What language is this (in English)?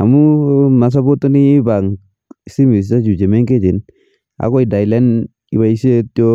Kalenjin